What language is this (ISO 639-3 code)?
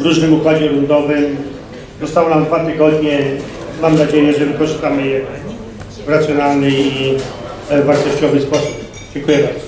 pol